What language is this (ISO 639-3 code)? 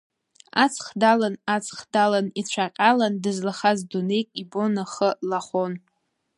abk